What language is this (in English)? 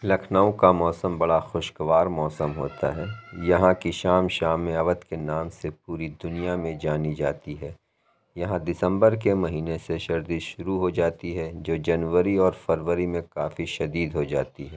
Urdu